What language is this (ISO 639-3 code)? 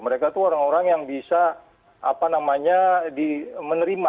ind